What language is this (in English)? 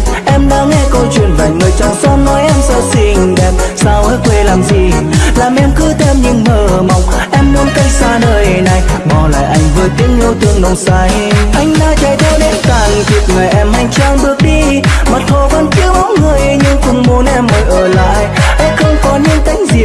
Vietnamese